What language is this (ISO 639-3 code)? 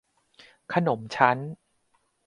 tha